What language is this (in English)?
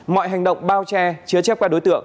Vietnamese